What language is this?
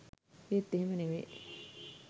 Sinhala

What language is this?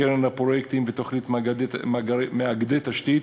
Hebrew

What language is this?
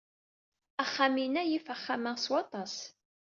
Kabyle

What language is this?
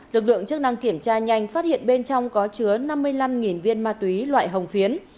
Vietnamese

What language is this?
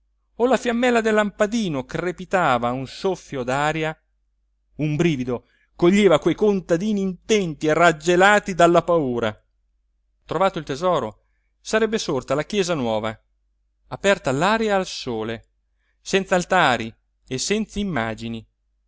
Italian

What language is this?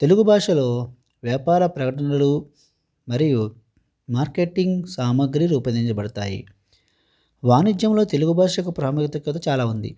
Telugu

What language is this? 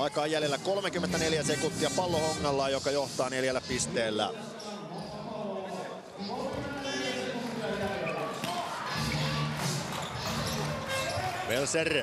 Finnish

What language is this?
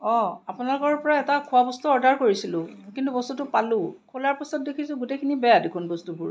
Assamese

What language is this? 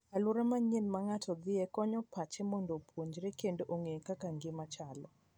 Luo (Kenya and Tanzania)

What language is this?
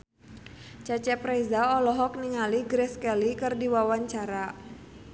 Sundanese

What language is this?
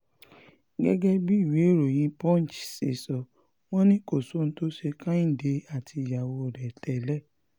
Yoruba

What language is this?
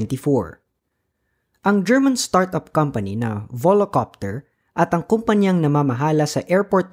Filipino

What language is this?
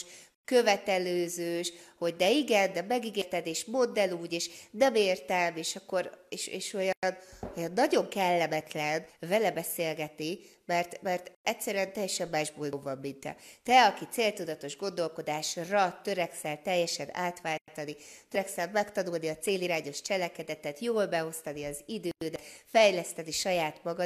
Hungarian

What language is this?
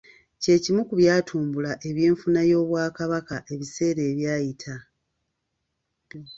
Ganda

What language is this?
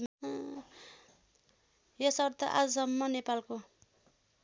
Nepali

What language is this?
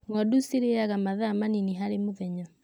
Kikuyu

